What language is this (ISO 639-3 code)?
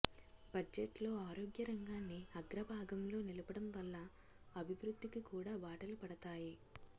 tel